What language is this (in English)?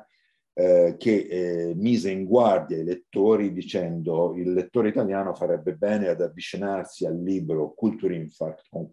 Italian